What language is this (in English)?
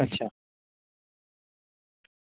Gujarati